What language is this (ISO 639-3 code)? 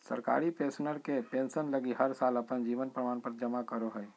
mag